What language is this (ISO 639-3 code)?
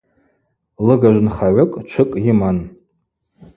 abq